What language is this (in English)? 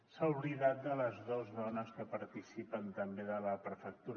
Catalan